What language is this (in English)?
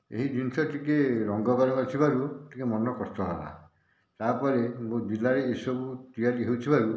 Odia